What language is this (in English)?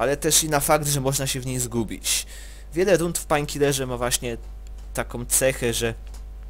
Polish